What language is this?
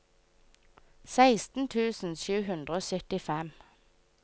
Norwegian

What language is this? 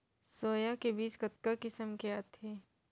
Chhattisgarhi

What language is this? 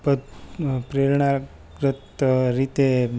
Gujarati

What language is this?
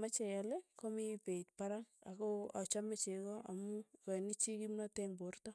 Tugen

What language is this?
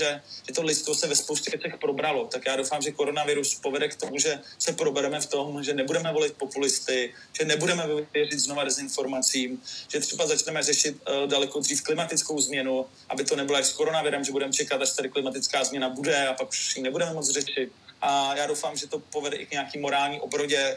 Czech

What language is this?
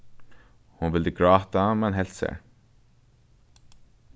Faroese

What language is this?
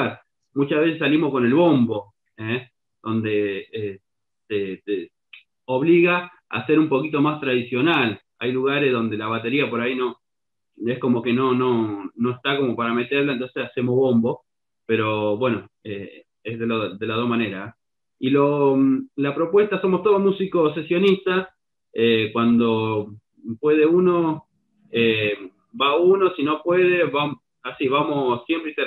Spanish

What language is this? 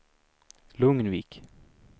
Swedish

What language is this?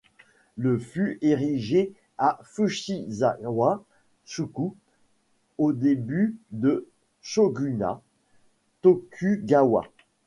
French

